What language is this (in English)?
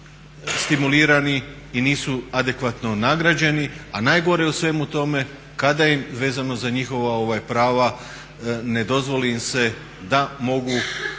Croatian